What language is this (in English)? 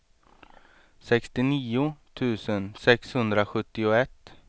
Swedish